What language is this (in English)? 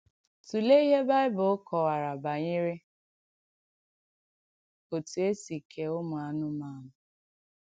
Igbo